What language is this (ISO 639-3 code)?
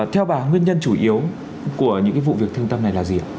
vie